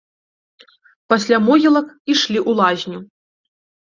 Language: Belarusian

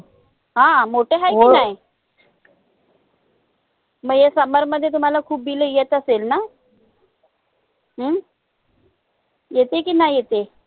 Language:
Marathi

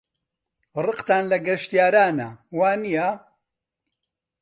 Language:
Central Kurdish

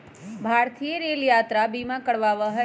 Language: Magahi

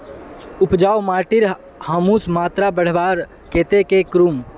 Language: Magahi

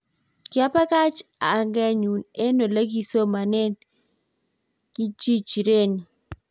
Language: Kalenjin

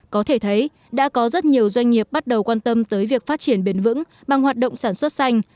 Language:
Vietnamese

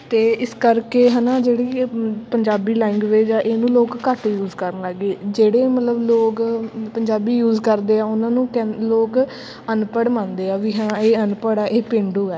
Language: Punjabi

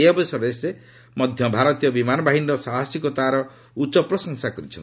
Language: Odia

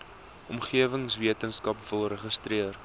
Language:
Afrikaans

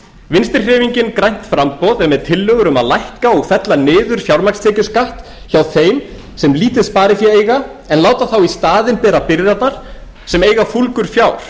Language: Icelandic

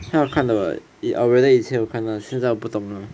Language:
English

